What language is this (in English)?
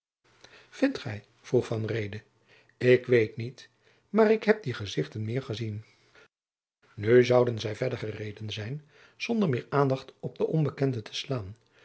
Dutch